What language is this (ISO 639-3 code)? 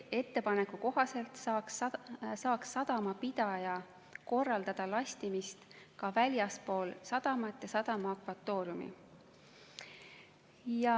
est